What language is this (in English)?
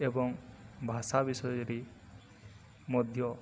Odia